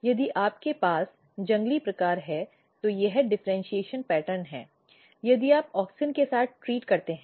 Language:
Hindi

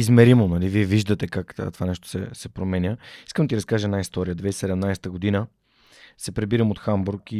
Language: Bulgarian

